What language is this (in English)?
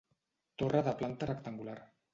Catalan